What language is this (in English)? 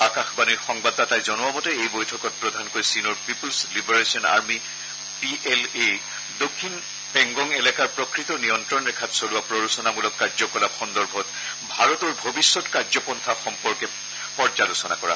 Assamese